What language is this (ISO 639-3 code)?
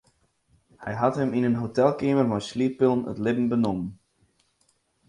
fry